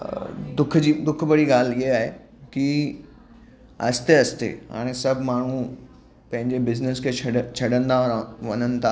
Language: Sindhi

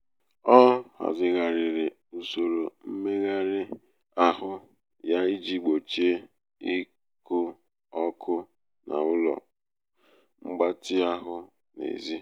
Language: Igbo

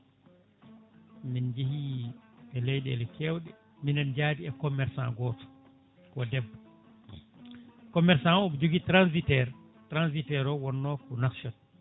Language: Fula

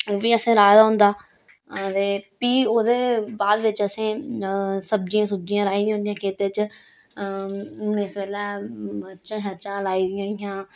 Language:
Dogri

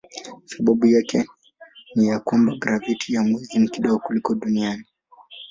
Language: Swahili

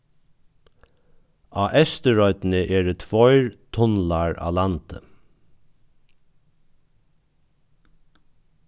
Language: Faroese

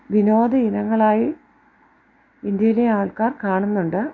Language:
Malayalam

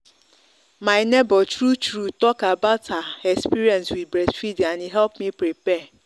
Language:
Nigerian Pidgin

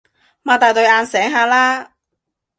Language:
Cantonese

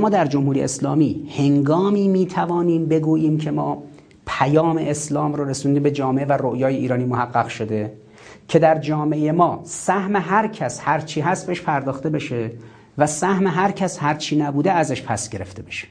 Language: Persian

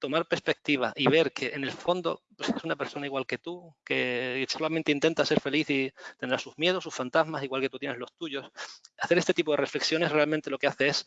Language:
Spanish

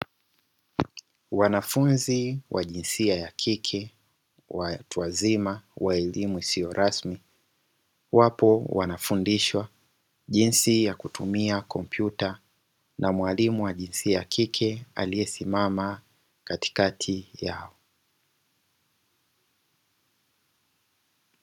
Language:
Swahili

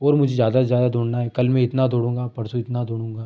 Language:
Hindi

